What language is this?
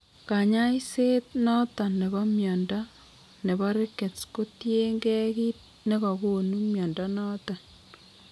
Kalenjin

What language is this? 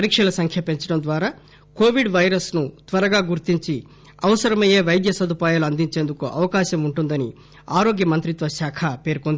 Telugu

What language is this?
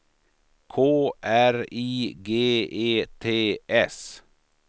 Swedish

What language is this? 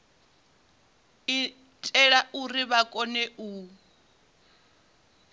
Venda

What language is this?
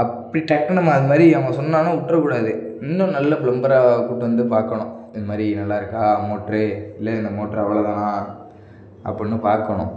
Tamil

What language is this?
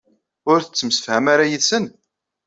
Kabyle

